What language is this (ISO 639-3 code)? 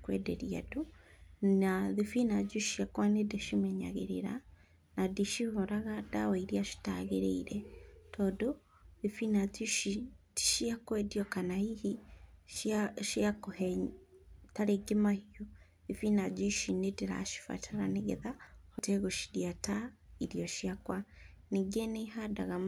kik